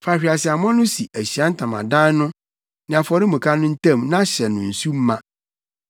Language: Akan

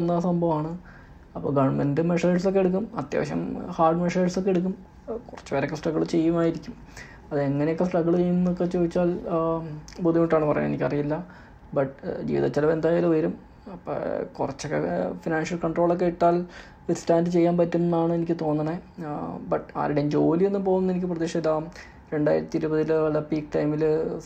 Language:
Malayalam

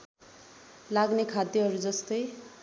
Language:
Nepali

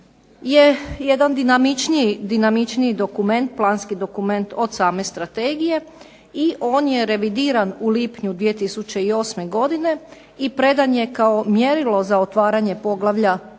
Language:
Croatian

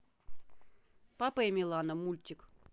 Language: Russian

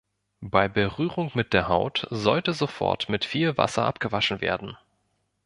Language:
German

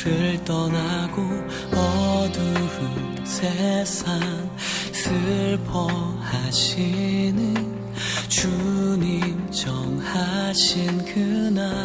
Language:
Korean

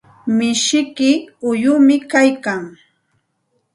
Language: Santa Ana de Tusi Pasco Quechua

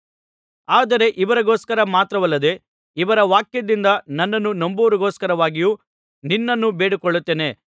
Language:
Kannada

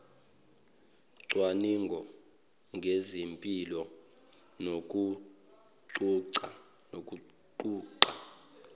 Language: Zulu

